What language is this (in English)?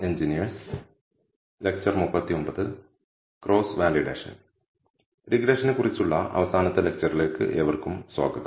Malayalam